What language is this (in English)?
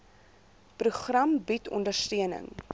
Afrikaans